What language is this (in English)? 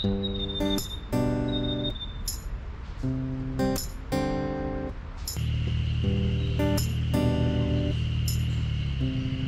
Japanese